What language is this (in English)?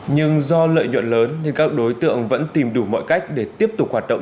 Vietnamese